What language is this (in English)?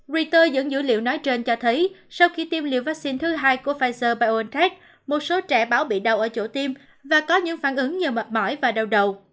Vietnamese